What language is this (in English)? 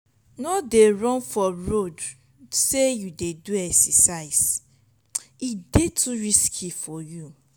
Nigerian Pidgin